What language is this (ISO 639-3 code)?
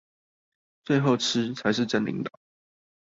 zho